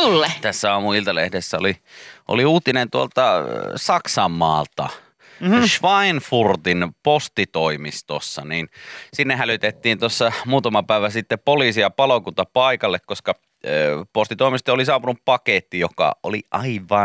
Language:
Finnish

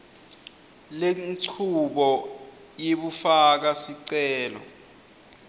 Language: Swati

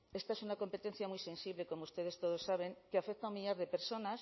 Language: Spanish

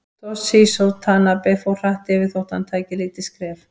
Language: Icelandic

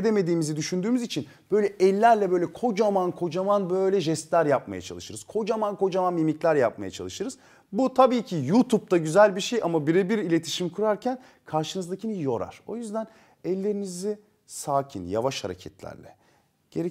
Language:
Turkish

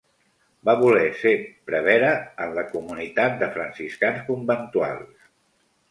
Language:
Catalan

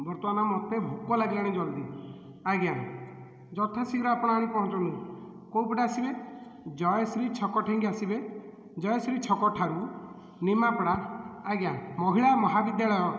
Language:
Odia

